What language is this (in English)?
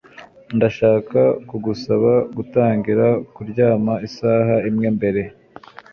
Kinyarwanda